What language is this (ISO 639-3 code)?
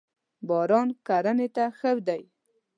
pus